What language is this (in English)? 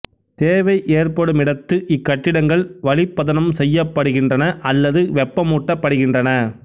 Tamil